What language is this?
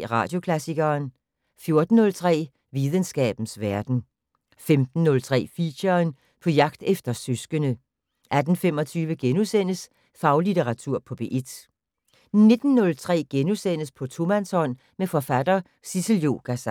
Danish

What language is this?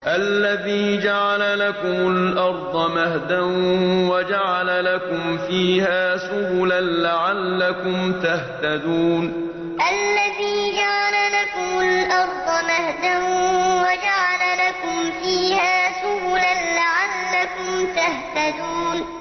Arabic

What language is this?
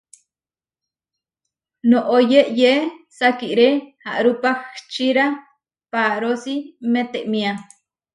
Huarijio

